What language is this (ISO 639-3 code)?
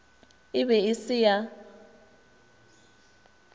nso